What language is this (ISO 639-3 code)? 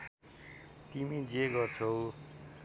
nep